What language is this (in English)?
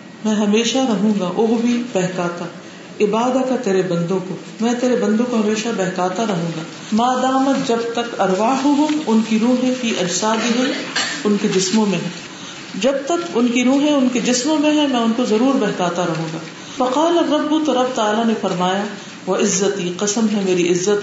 Urdu